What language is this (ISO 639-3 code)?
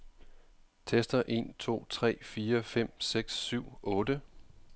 dan